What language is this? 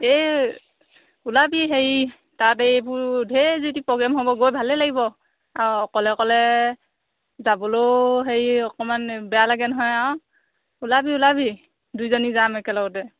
Assamese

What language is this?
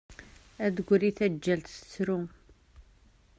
Kabyle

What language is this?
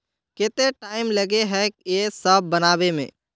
Magahi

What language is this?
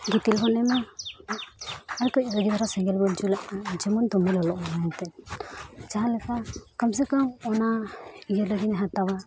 Santali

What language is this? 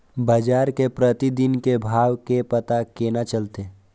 Maithili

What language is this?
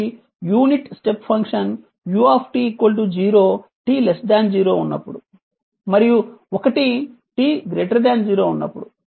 Telugu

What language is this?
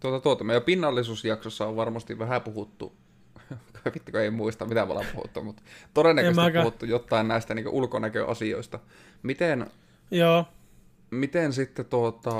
Finnish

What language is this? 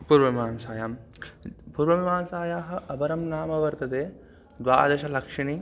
Sanskrit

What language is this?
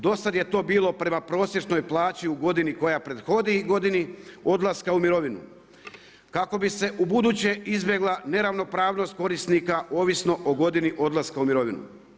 Croatian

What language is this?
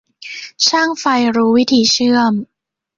Thai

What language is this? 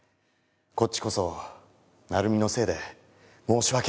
Japanese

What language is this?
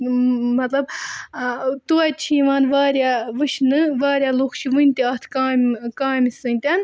Kashmiri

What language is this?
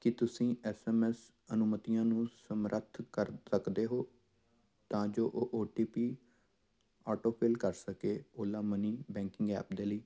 Punjabi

